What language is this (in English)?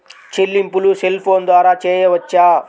Telugu